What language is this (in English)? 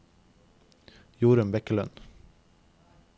Norwegian